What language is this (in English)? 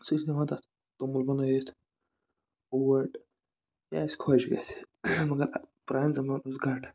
Kashmiri